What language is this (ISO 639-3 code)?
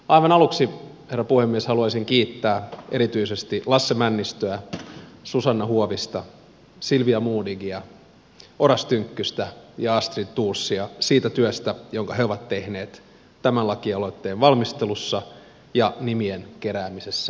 fin